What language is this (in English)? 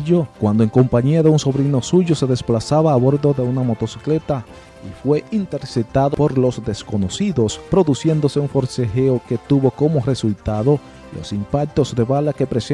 Spanish